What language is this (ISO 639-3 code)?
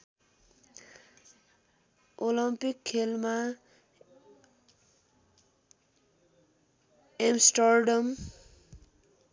nep